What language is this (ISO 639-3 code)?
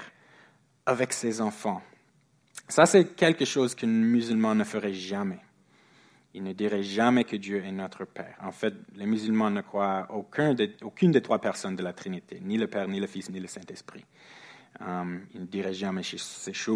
fra